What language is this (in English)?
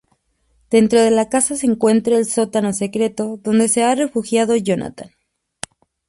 Spanish